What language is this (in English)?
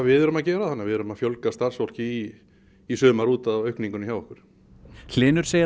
Icelandic